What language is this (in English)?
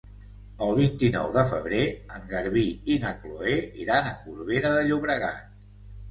Catalan